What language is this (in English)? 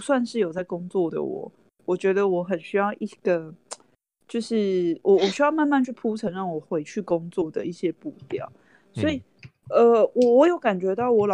Chinese